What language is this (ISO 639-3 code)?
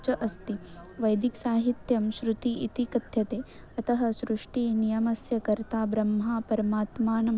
san